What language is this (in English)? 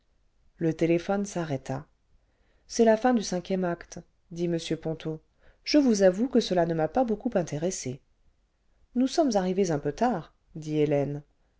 French